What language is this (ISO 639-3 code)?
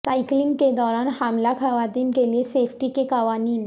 urd